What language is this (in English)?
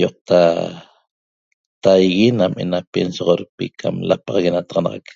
Toba